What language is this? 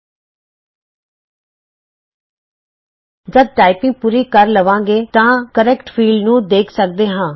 Punjabi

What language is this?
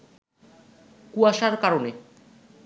Bangla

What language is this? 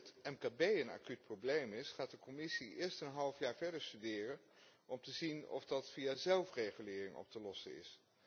Dutch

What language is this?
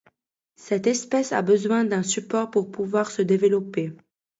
French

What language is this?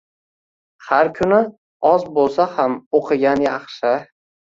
Uzbek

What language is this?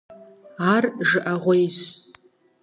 Kabardian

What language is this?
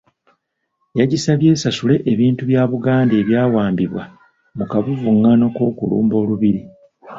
Ganda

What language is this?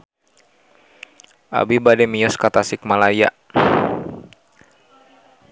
Sundanese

